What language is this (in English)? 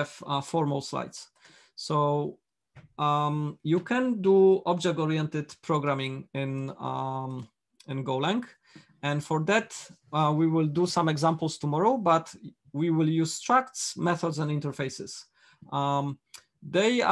English